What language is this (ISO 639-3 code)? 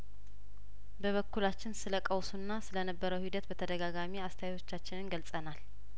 amh